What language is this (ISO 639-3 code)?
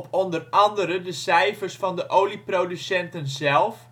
nld